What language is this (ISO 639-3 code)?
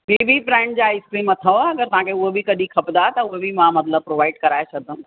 snd